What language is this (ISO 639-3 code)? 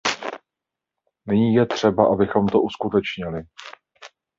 ces